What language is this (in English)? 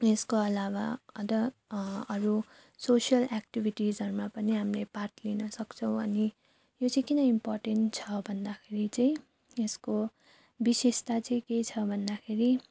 Nepali